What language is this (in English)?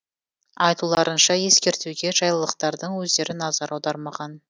Kazakh